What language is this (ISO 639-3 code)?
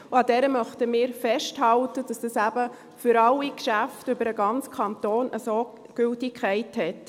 gsw